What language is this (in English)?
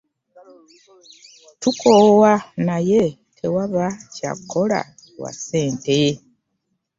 Ganda